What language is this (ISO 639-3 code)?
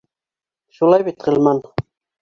bak